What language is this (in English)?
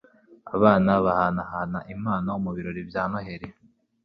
Kinyarwanda